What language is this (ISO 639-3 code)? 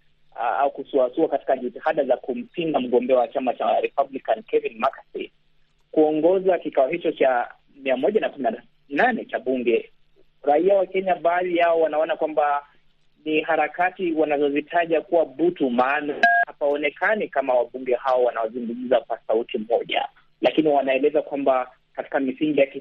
swa